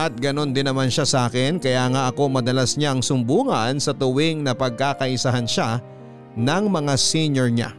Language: Filipino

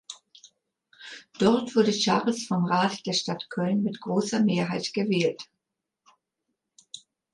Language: German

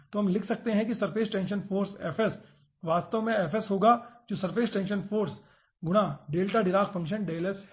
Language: Hindi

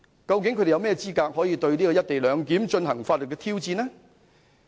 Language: Cantonese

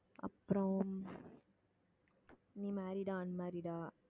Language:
Tamil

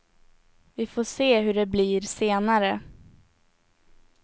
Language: Swedish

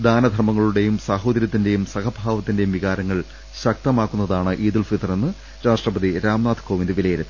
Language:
Malayalam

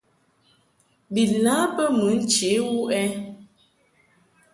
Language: Mungaka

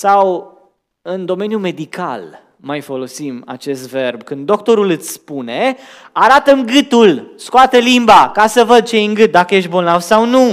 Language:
Romanian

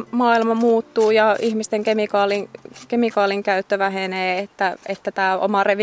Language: Finnish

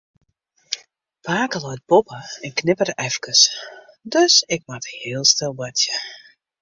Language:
Western Frisian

